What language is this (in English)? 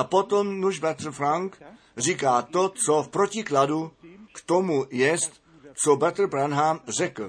Czech